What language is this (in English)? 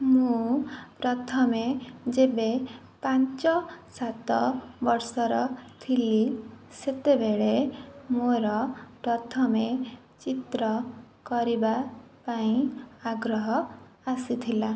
Odia